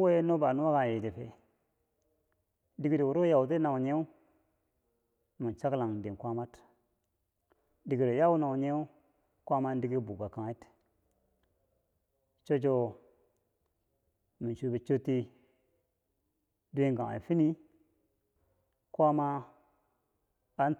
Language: Bangwinji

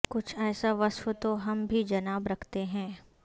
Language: Urdu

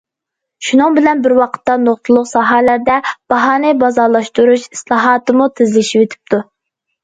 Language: Uyghur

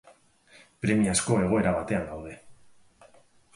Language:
Basque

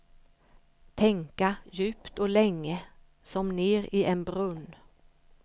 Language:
Swedish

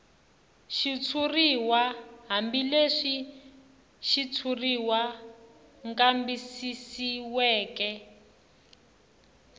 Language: Tsonga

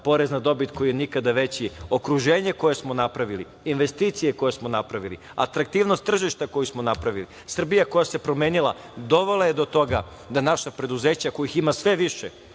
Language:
Serbian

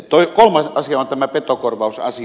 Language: Finnish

